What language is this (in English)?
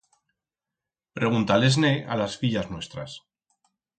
Aragonese